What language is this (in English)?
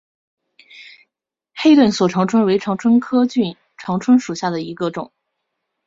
Chinese